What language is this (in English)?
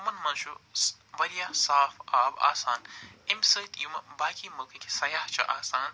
Kashmiri